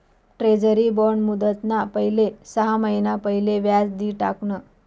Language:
Marathi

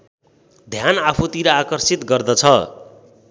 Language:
Nepali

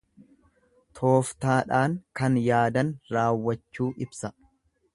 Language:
Oromo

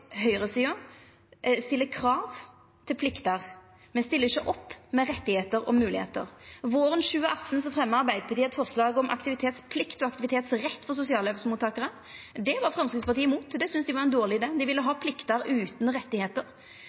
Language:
Norwegian Nynorsk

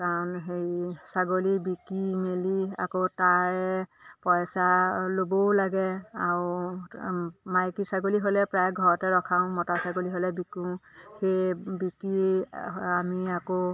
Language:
Assamese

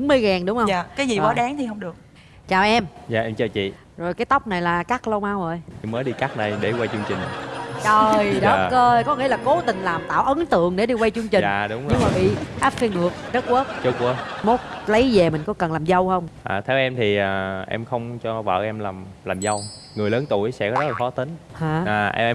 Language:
Vietnamese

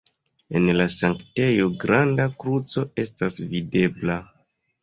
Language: Esperanto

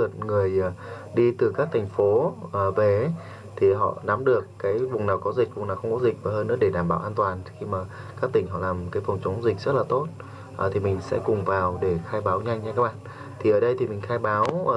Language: Vietnamese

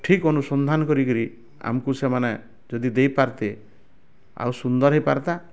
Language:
Odia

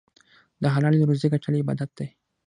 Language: Pashto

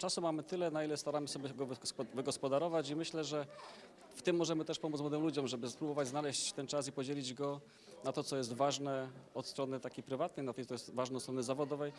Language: Polish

